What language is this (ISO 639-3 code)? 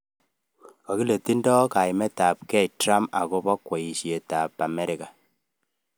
kln